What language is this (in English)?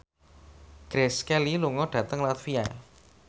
Javanese